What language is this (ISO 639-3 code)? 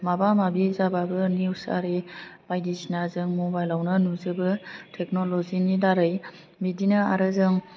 brx